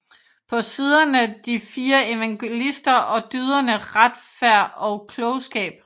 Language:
Danish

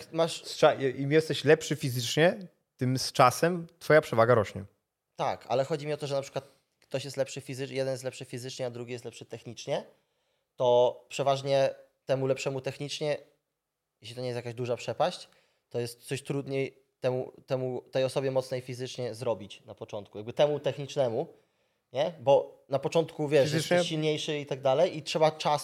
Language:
Polish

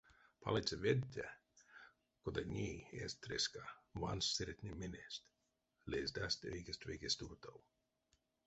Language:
Erzya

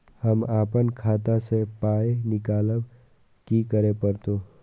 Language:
Maithili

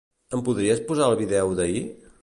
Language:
Catalan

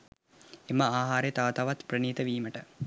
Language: Sinhala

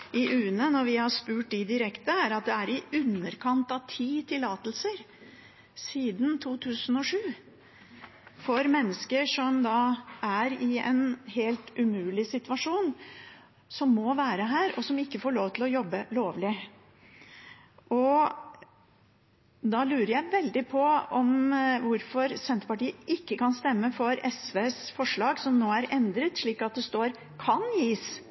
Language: Norwegian Bokmål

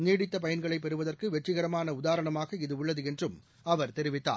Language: Tamil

